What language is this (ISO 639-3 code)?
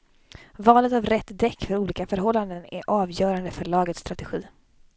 swe